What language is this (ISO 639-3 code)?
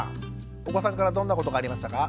jpn